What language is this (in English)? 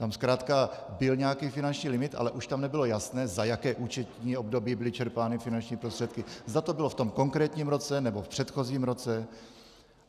Czech